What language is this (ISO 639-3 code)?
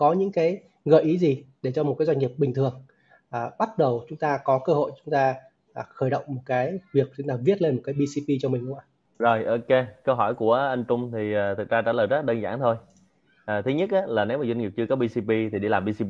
vie